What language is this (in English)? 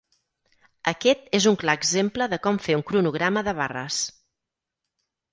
Catalan